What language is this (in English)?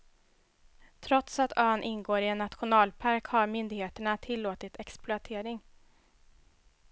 Swedish